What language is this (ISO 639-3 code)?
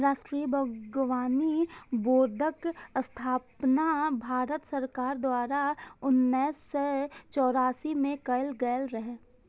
mai